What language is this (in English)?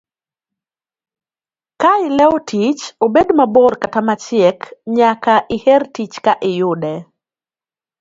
Luo (Kenya and Tanzania)